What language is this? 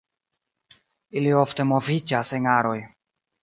Esperanto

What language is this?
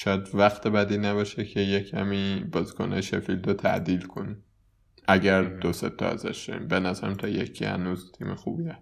Persian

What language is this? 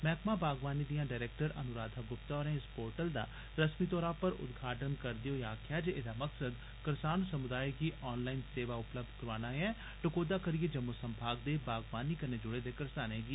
Dogri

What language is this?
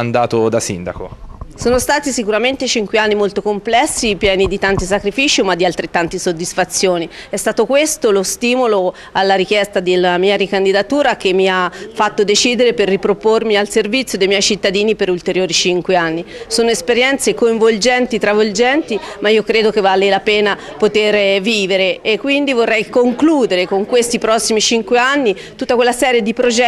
Italian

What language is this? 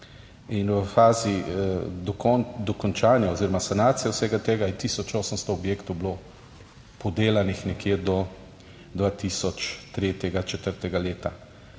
Slovenian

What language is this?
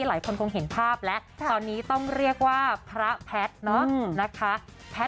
Thai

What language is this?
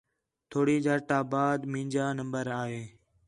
Khetrani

